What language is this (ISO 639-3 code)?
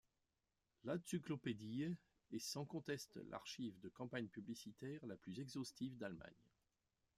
fra